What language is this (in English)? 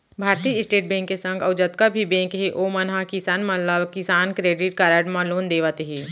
Chhattisgarhi